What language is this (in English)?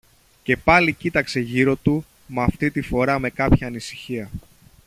Greek